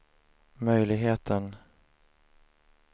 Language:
Swedish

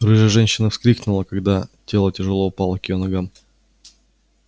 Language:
Russian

